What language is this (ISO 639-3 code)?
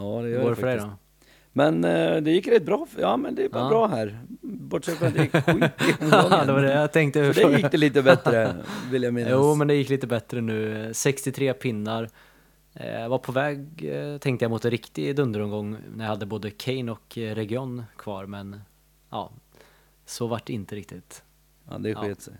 swe